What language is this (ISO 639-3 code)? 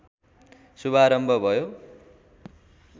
nep